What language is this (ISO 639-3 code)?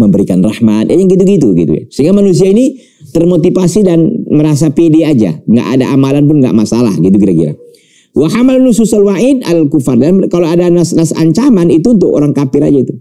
ind